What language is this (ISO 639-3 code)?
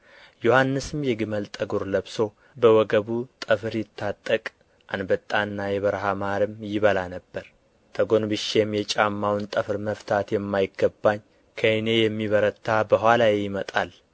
amh